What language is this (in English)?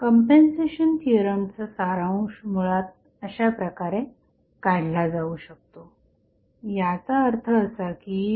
Marathi